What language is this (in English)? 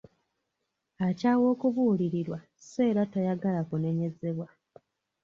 Ganda